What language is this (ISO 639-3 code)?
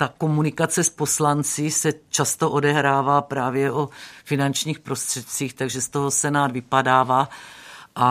ces